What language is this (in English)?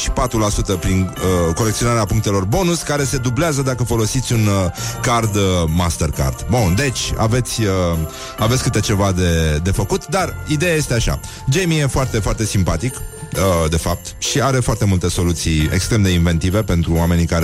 Romanian